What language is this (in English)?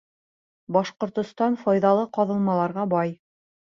Bashkir